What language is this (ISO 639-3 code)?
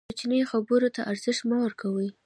pus